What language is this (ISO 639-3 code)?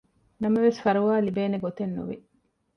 div